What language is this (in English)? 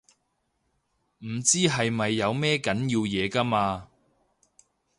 Cantonese